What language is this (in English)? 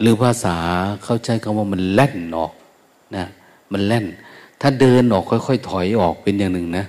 Thai